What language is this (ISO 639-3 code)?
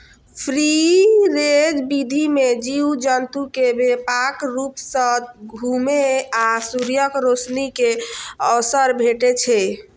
mai